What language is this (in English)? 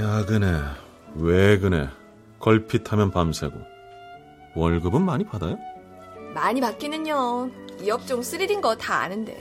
Korean